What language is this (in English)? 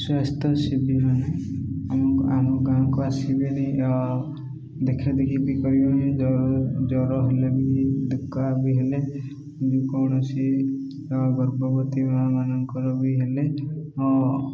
Odia